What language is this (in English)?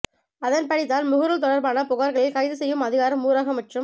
Tamil